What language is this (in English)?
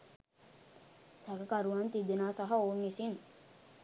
Sinhala